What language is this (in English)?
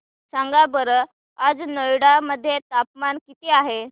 Marathi